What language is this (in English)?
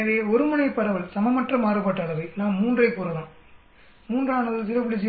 Tamil